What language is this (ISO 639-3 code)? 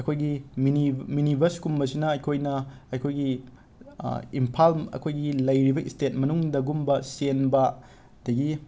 mni